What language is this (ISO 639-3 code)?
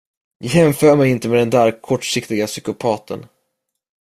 swe